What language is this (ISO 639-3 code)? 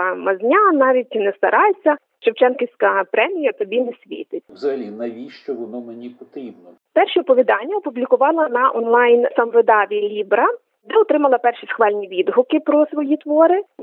ukr